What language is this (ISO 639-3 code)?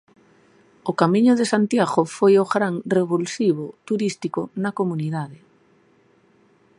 glg